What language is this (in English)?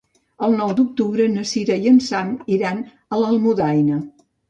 Catalan